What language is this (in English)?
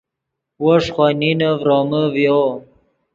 Yidgha